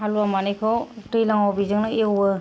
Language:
Bodo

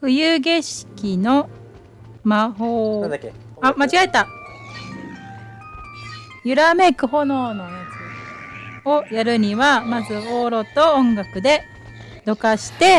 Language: Japanese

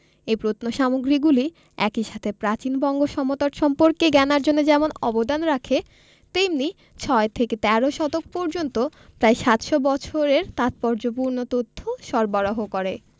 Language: Bangla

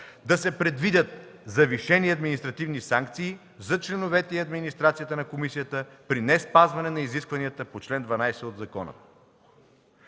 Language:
Bulgarian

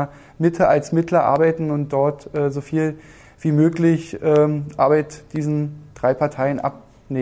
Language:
German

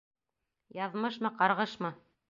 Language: Bashkir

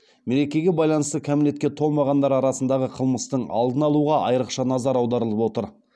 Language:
Kazakh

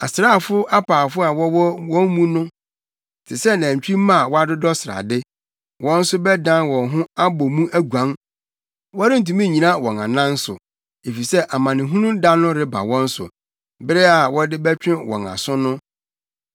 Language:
Akan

